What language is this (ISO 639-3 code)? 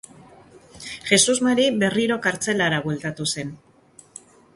eus